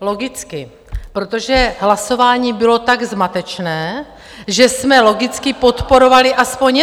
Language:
Czech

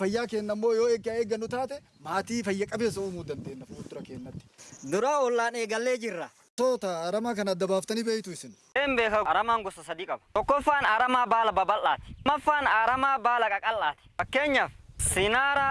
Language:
Indonesian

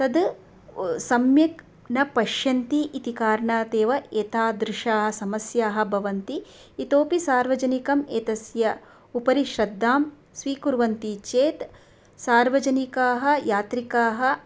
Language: Sanskrit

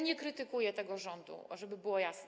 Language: Polish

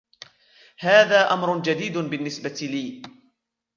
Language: Arabic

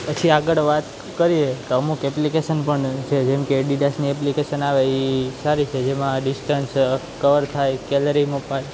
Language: Gujarati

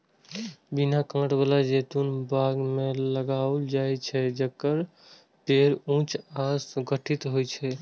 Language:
Maithili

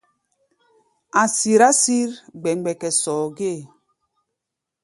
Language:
Gbaya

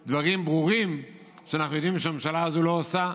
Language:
Hebrew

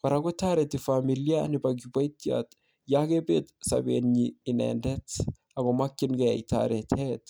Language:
Kalenjin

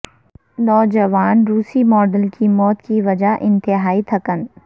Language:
Urdu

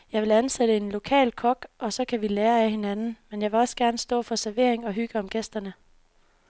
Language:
Danish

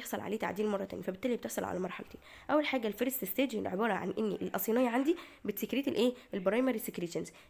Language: Arabic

